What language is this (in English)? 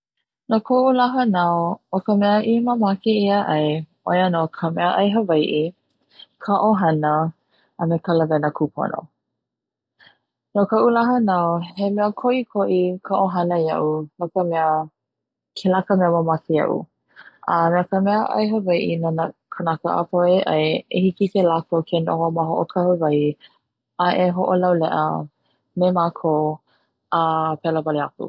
Hawaiian